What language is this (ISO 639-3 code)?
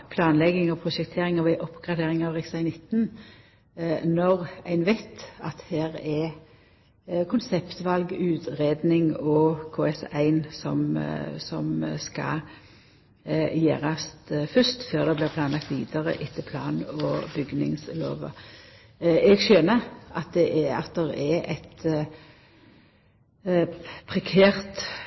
nno